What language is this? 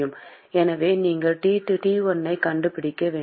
Tamil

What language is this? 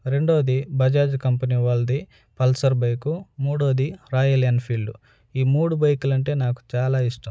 Telugu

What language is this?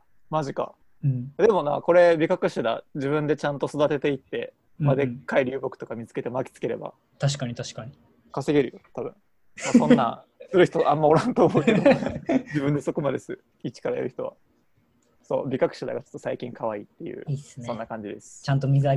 Japanese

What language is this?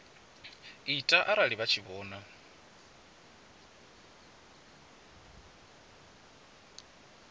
Venda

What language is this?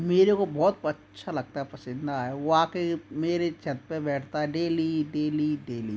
Hindi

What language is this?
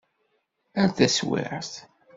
Kabyle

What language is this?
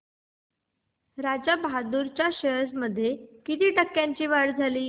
Marathi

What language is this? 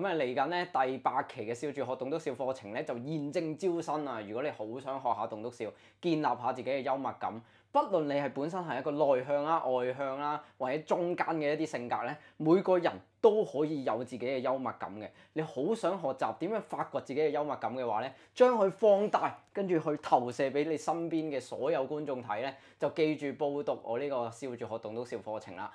Chinese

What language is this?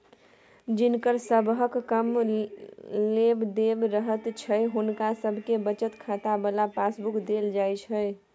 Maithili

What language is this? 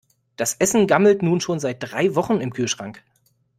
German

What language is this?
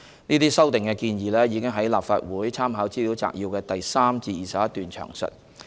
Cantonese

